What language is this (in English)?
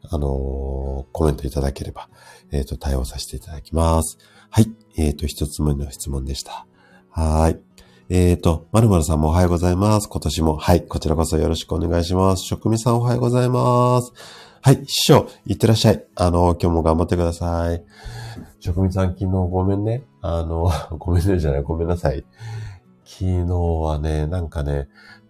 Japanese